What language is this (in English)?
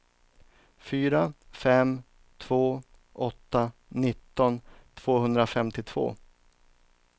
Swedish